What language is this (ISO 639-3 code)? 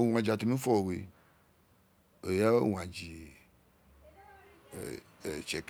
its